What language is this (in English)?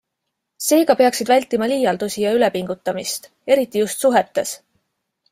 Estonian